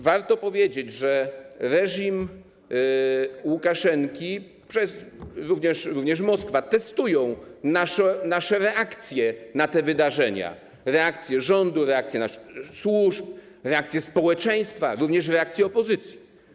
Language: Polish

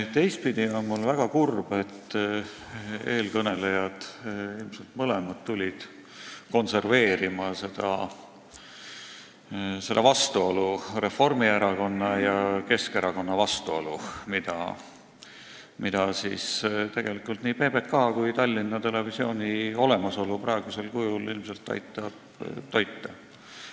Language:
Estonian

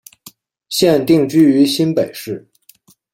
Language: Chinese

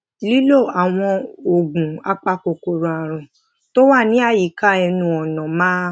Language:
Yoruba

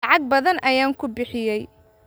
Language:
Somali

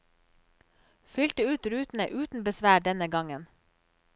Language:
Norwegian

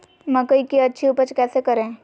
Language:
Magahi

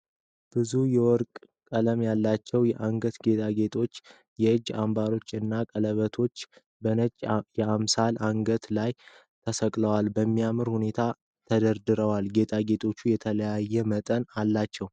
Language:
Amharic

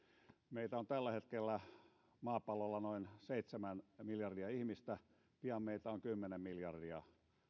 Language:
Finnish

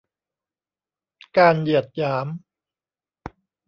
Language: Thai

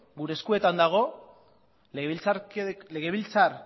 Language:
Basque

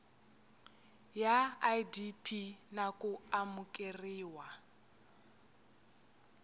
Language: Tsonga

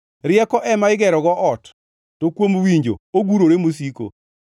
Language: Luo (Kenya and Tanzania)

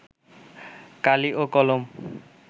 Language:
Bangla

